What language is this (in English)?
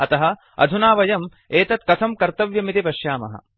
Sanskrit